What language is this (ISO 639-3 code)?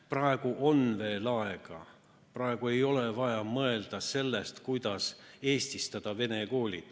est